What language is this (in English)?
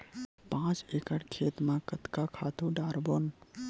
Chhattisgarhi